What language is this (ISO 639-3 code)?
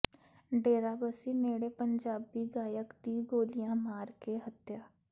pan